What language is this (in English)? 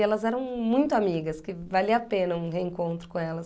Portuguese